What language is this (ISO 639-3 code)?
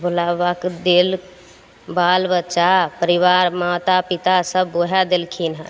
mai